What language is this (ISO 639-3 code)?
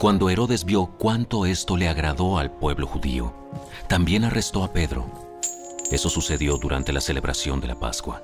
spa